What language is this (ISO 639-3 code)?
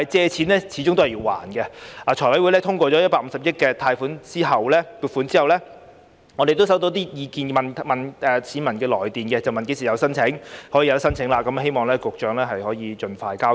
yue